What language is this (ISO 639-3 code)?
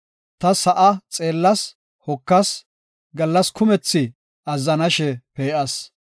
gof